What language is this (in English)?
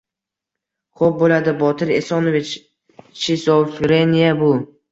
Uzbek